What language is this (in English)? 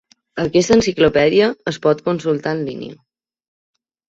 Catalan